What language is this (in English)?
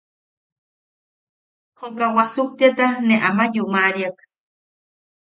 Yaqui